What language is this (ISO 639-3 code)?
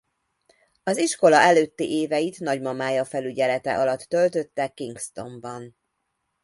hun